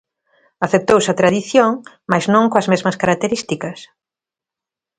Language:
Galician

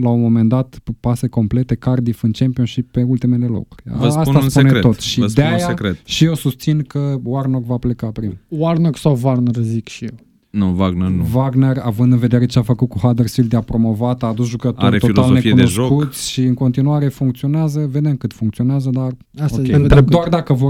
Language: Romanian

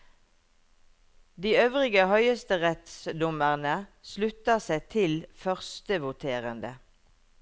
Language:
Norwegian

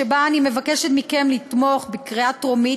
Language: Hebrew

